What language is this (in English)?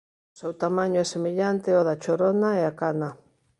Galician